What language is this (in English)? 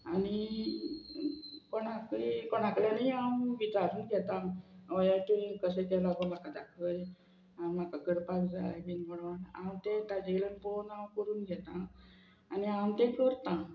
Konkani